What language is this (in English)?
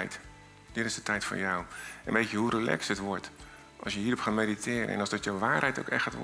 Dutch